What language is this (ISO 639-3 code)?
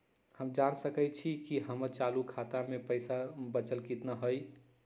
mag